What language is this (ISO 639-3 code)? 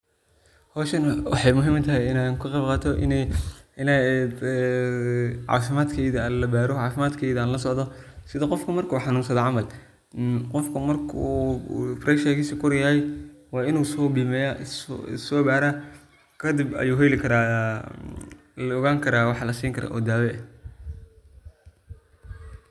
som